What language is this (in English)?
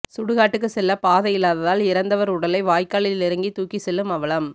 Tamil